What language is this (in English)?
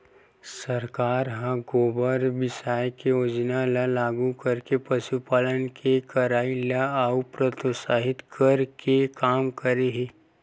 Chhattisgarhi